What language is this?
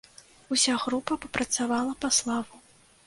Belarusian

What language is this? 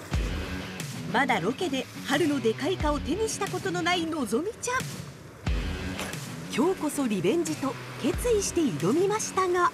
Japanese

